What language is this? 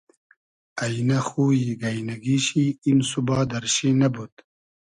Hazaragi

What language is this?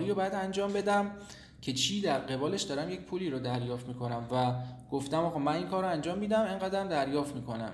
Persian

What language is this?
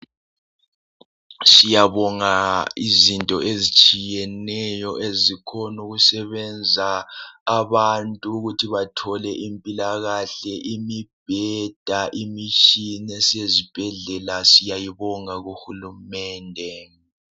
North Ndebele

